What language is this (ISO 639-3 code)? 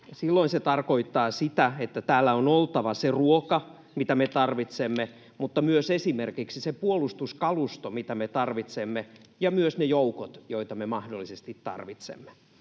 fin